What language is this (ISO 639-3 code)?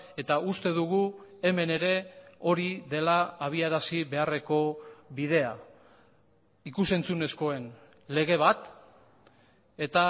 eus